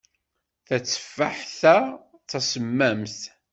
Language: Kabyle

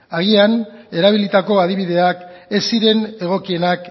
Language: Basque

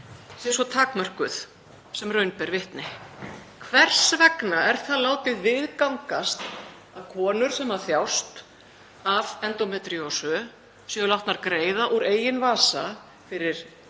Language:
Icelandic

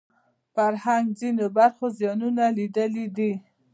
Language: Pashto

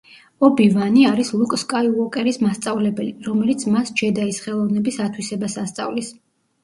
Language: Georgian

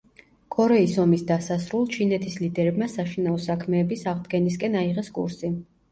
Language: Georgian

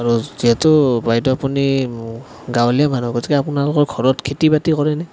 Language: Assamese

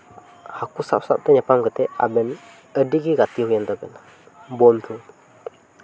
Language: Santali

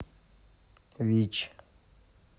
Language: Russian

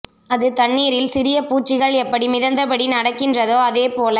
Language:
Tamil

